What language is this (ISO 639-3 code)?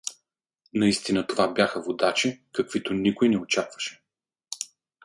bul